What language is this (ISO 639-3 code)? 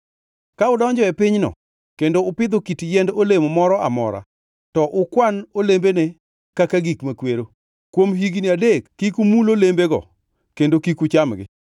luo